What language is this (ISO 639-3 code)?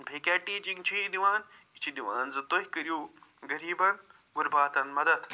kas